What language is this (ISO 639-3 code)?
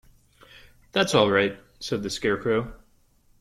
eng